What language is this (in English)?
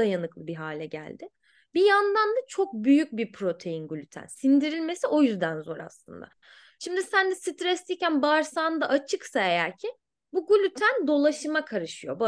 Turkish